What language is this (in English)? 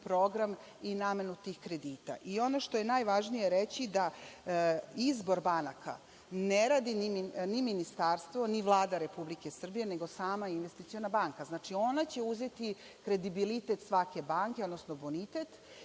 Serbian